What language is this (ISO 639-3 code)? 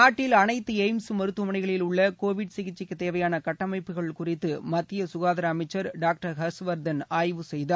tam